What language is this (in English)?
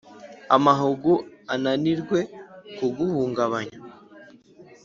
Kinyarwanda